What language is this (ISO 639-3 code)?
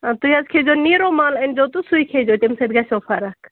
kas